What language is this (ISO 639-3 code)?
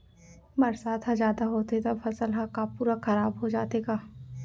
hne